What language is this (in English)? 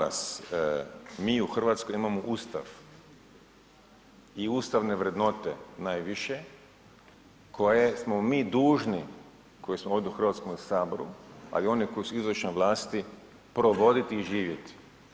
Croatian